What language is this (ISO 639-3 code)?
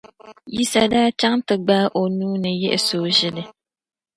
dag